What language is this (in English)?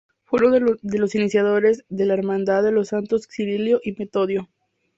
Spanish